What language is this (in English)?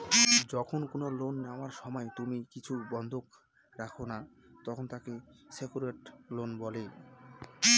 Bangla